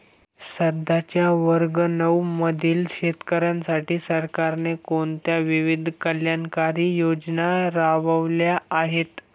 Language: Marathi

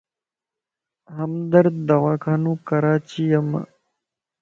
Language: Lasi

